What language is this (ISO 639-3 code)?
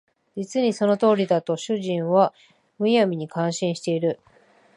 jpn